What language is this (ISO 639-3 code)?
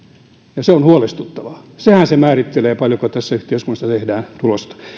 fin